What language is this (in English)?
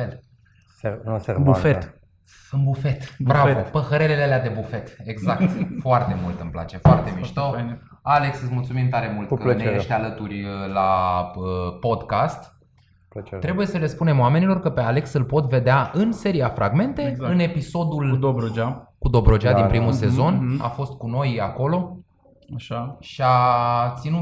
Romanian